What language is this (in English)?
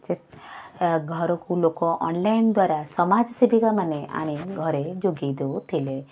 Odia